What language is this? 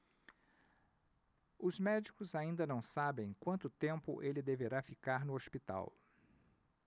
Portuguese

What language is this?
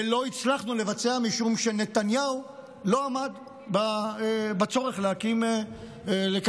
Hebrew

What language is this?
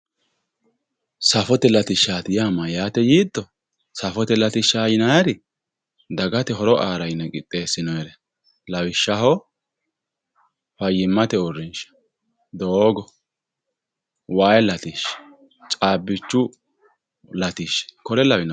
Sidamo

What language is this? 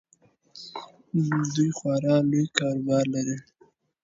Pashto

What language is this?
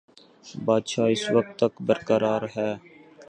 Urdu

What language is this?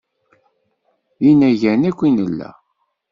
Kabyle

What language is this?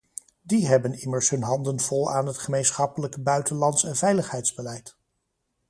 Dutch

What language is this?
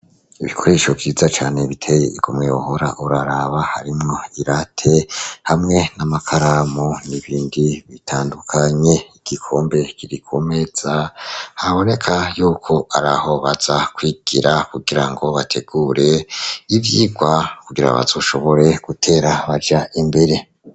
Rundi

